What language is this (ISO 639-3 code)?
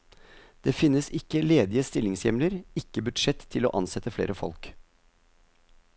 nor